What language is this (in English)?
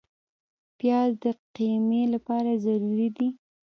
Pashto